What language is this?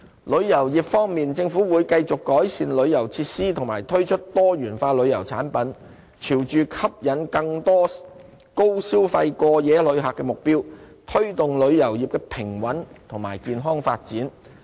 Cantonese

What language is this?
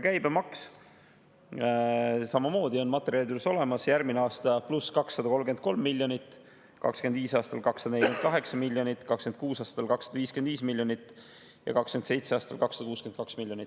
Estonian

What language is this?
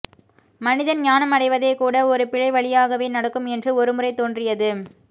Tamil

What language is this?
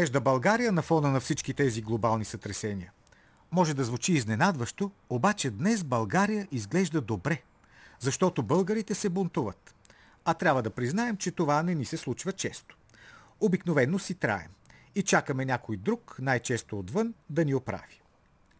Bulgarian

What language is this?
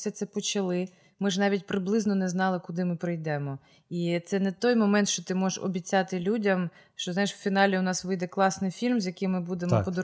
Ukrainian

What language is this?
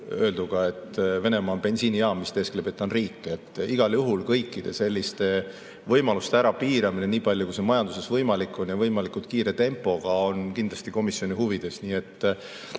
Estonian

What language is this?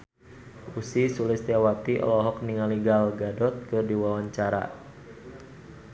Sundanese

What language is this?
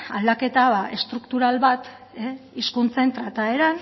Basque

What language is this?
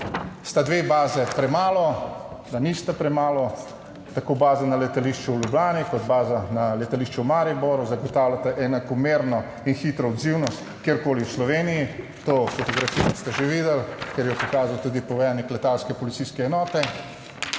Slovenian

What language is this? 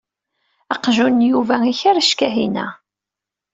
Kabyle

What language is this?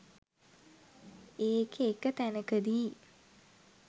Sinhala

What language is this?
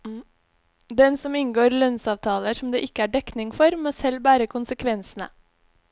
Norwegian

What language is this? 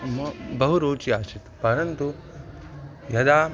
Sanskrit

